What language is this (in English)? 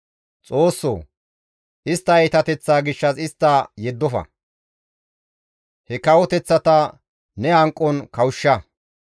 Gamo